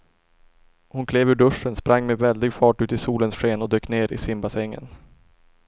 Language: Swedish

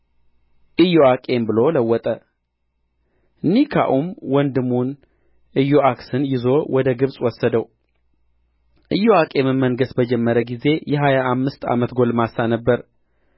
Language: Amharic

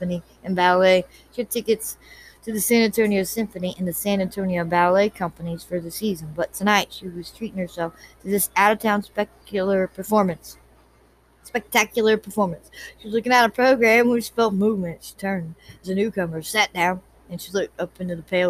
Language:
English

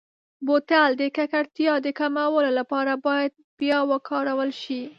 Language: Pashto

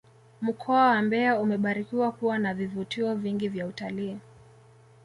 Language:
Swahili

